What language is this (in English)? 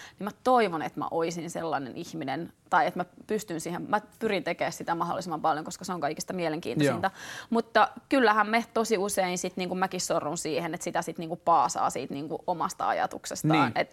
Finnish